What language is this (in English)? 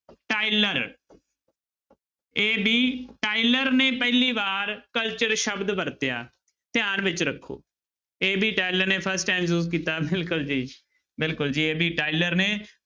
Punjabi